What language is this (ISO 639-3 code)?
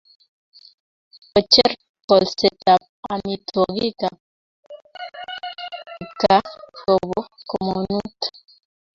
kln